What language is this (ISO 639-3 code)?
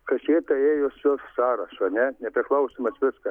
lit